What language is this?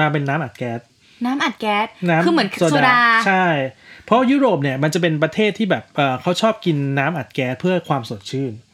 Thai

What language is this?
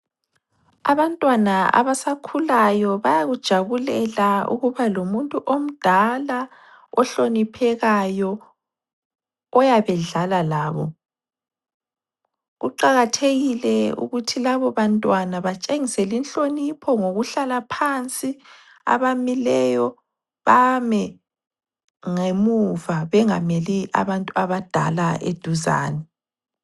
North Ndebele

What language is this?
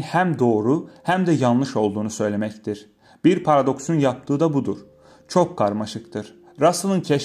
Turkish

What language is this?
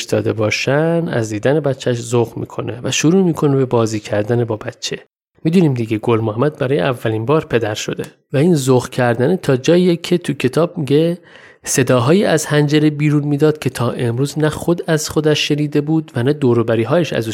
Persian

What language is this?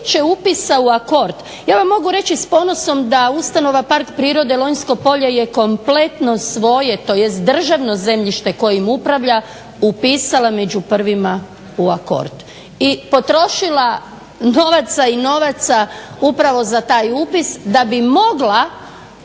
Croatian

